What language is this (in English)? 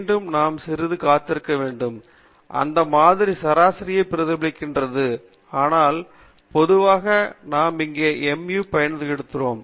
Tamil